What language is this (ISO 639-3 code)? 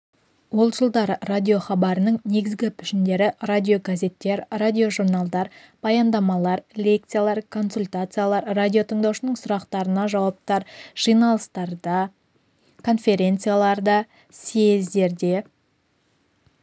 kaz